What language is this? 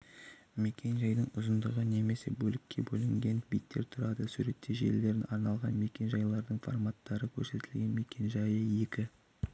Kazakh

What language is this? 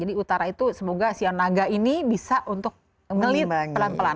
Indonesian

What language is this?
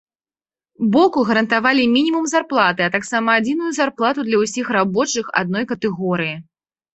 Belarusian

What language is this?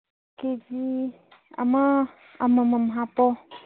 Manipuri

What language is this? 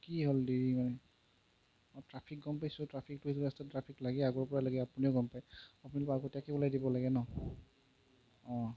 Assamese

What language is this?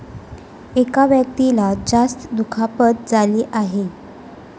Marathi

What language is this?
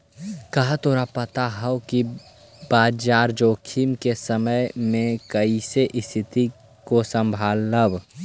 Magahi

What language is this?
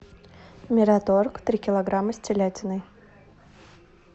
Russian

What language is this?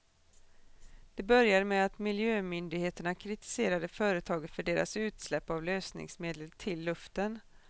Swedish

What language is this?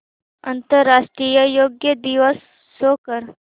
Marathi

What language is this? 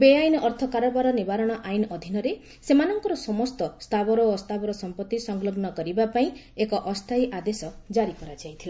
Odia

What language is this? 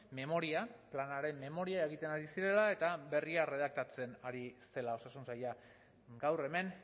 Basque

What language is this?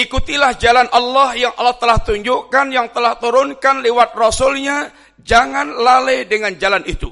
Indonesian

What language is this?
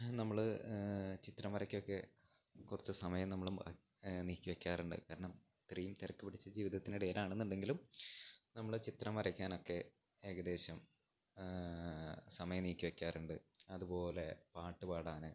Malayalam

